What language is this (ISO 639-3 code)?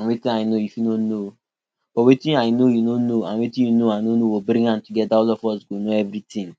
pcm